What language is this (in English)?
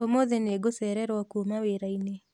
Kikuyu